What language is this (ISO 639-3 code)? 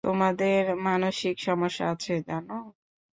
ben